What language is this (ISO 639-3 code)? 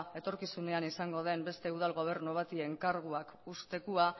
eus